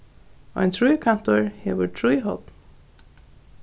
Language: Faroese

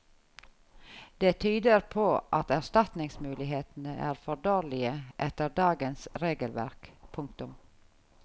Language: Norwegian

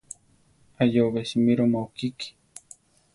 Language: Central Tarahumara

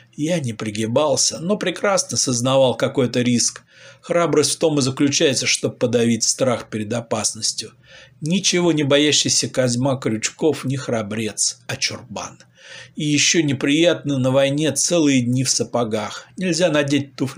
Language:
Russian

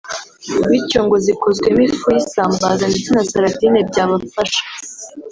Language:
Kinyarwanda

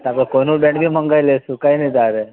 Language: Gujarati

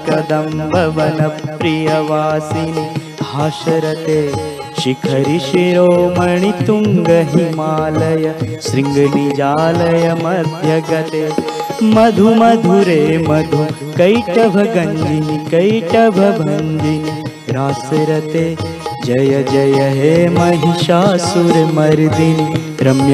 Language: Hindi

